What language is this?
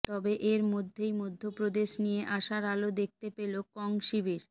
Bangla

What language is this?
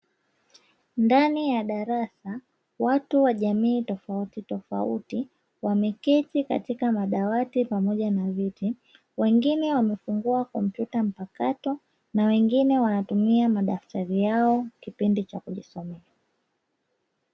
Swahili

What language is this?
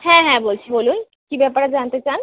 Bangla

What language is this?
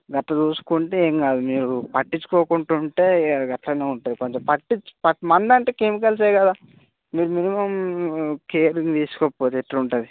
Telugu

